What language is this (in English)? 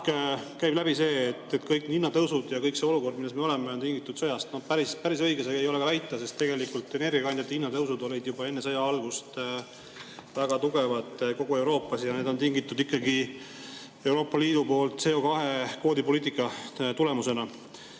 Estonian